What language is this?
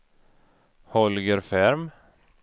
Swedish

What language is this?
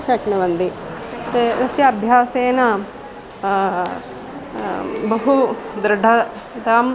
Sanskrit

